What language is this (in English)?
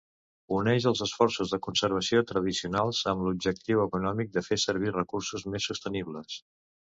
Catalan